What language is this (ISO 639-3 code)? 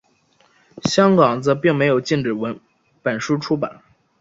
zho